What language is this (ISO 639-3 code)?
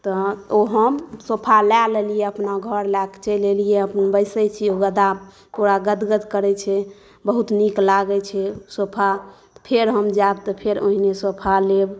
mai